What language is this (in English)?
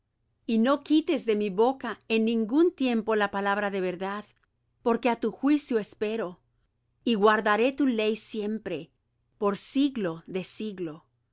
Spanish